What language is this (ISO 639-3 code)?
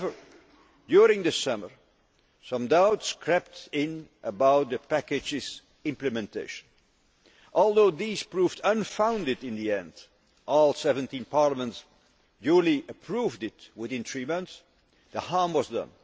eng